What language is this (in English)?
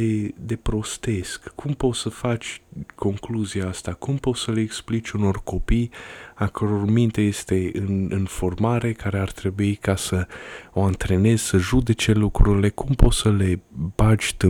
Romanian